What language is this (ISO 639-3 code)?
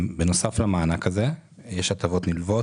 heb